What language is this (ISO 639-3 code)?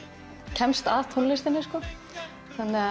isl